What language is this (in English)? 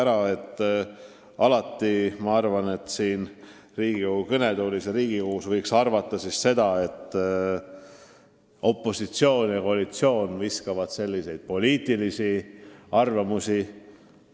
Estonian